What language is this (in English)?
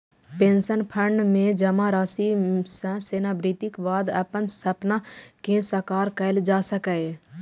Maithili